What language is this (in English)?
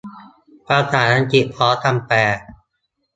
Thai